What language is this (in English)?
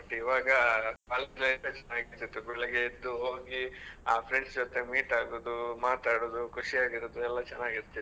Kannada